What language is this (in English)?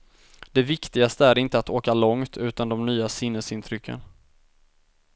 Swedish